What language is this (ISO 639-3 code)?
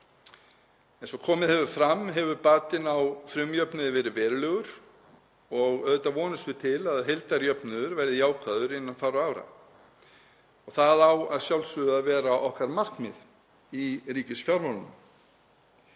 isl